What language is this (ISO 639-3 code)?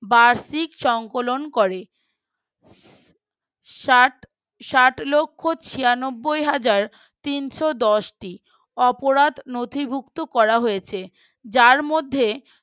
ben